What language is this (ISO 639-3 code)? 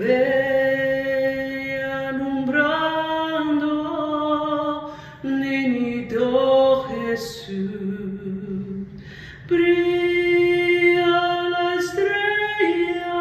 eng